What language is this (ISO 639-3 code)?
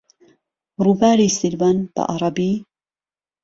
ckb